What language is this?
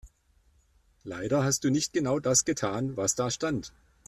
German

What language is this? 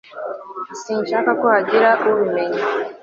Kinyarwanda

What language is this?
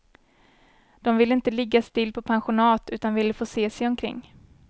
Swedish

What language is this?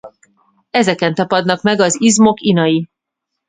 Hungarian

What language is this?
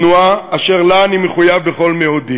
Hebrew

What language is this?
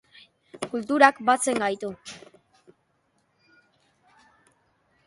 Basque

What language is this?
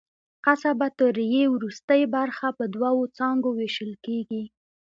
Pashto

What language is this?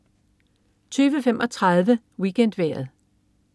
Danish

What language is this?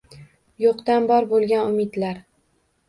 Uzbek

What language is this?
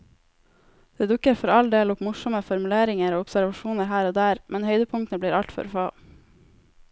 Norwegian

